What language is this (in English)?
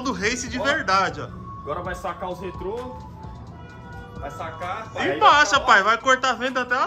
Portuguese